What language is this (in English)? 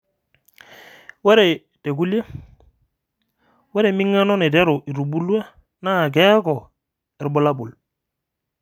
Masai